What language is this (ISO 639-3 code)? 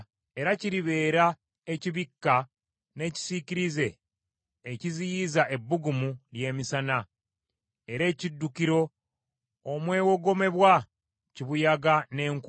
lug